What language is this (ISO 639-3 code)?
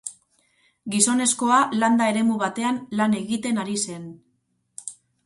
eus